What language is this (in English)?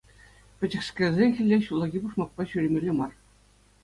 Chuvash